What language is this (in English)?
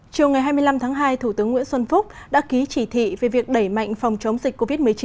Vietnamese